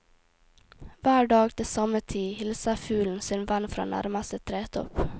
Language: Norwegian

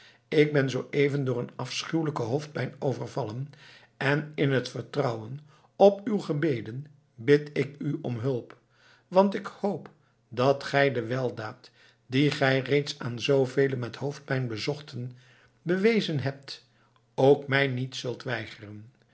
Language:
Dutch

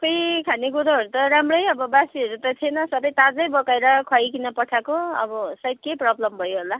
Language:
Nepali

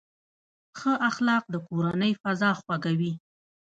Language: Pashto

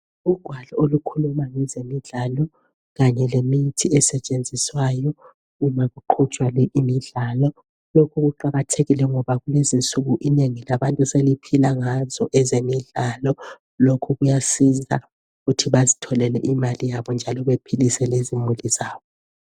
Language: North Ndebele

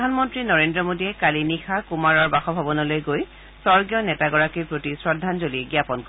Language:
Assamese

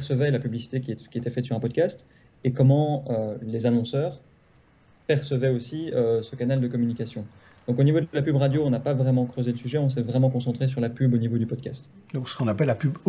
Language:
French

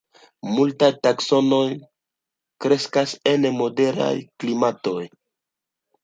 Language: Esperanto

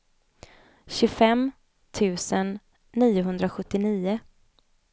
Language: Swedish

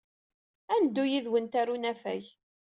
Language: Kabyle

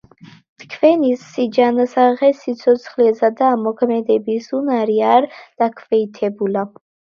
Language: Georgian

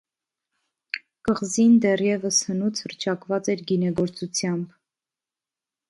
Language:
Armenian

